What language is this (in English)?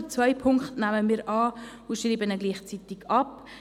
Swiss German